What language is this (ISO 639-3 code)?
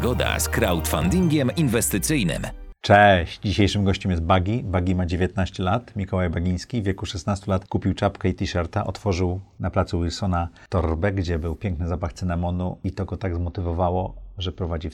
pol